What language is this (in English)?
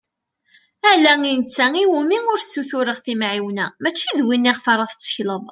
Kabyle